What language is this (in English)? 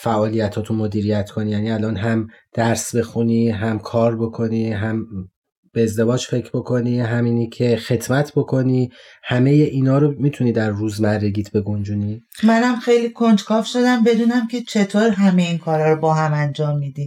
Persian